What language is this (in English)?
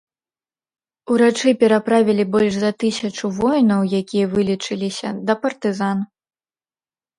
Belarusian